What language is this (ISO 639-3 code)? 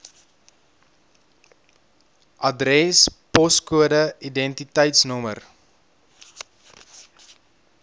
afr